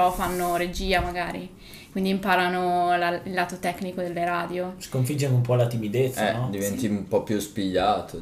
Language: Italian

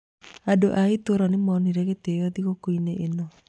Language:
Kikuyu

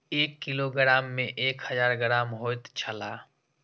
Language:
Maithili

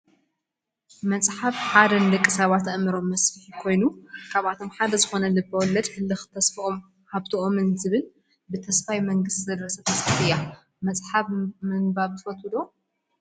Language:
Tigrinya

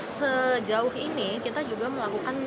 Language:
Indonesian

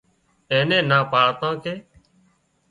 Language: Wadiyara Koli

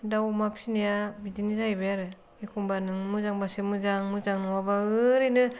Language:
Bodo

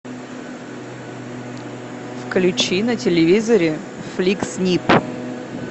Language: Russian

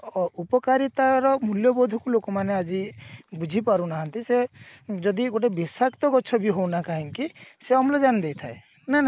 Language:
Odia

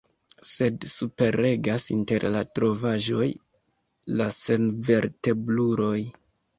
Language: Esperanto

